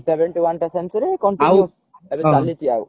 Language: Odia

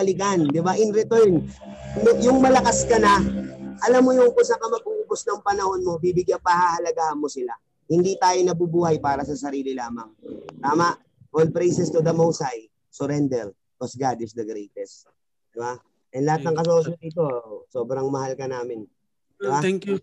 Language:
Filipino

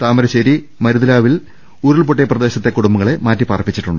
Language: Malayalam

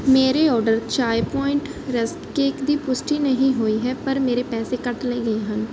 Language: Punjabi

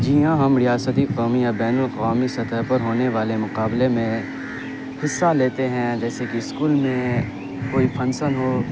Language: Urdu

